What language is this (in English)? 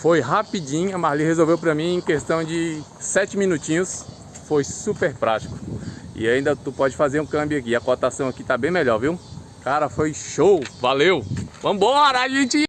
Portuguese